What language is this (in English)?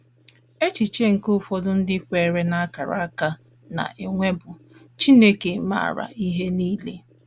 Igbo